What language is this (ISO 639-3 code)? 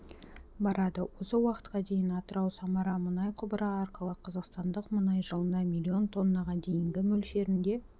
kaz